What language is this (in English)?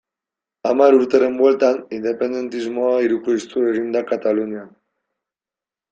Basque